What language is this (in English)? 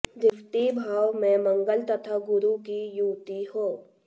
Hindi